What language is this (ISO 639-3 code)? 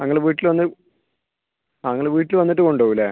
mal